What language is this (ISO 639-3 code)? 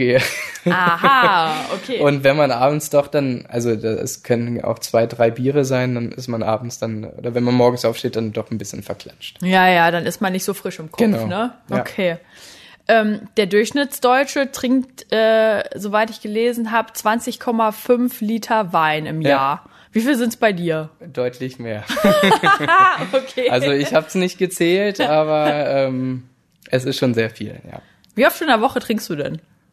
deu